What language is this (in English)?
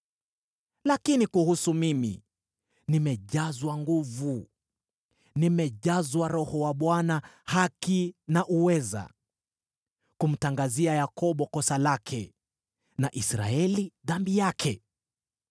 Swahili